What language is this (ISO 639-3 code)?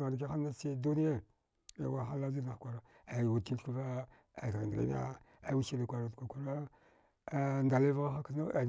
dgh